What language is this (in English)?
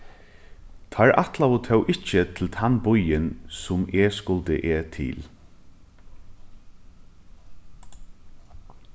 Faroese